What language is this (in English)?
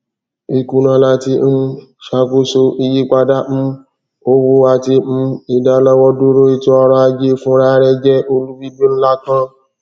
Yoruba